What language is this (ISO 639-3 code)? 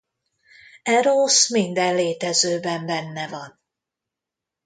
hun